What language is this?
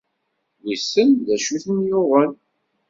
Kabyle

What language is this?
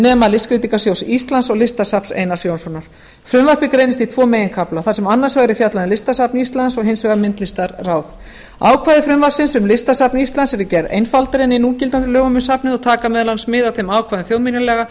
Icelandic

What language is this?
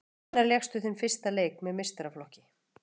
Icelandic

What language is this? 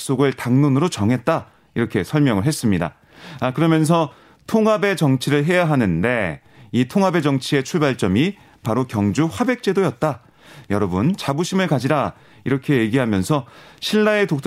Korean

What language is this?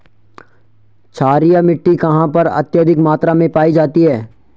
Hindi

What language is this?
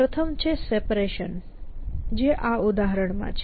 Gujarati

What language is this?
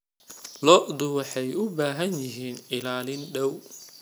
Somali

